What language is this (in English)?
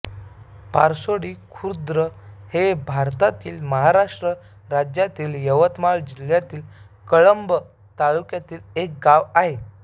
Marathi